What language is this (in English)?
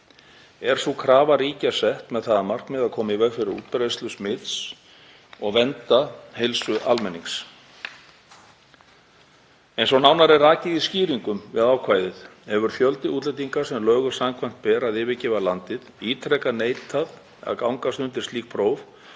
Icelandic